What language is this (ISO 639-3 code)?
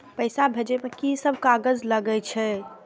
mai